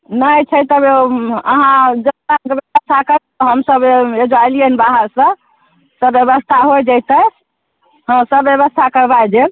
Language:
Maithili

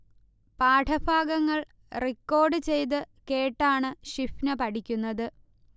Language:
Malayalam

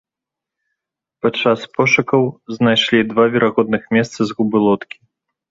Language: Belarusian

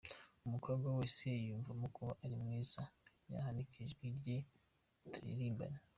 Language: Kinyarwanda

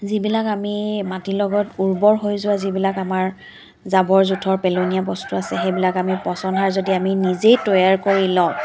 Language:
Assamese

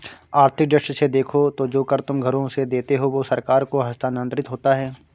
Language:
Hindi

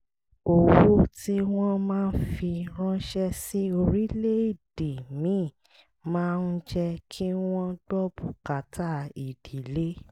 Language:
Yoruba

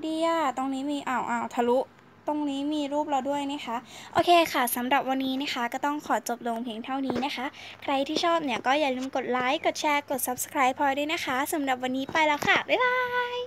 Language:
Thai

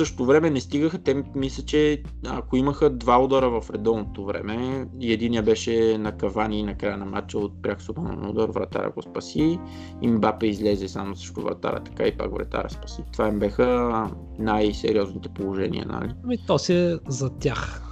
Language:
Bulgarian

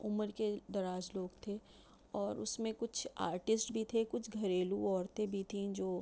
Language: Urdu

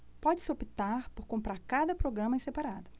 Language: Portuguese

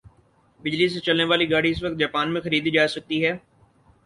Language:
Urdu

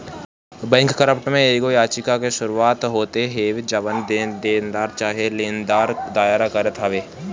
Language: Bhojpuri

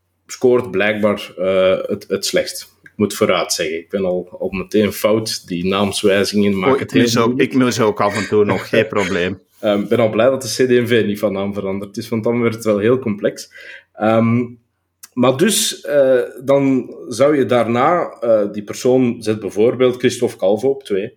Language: Dutch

